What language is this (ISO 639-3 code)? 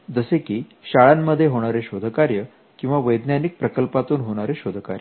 mar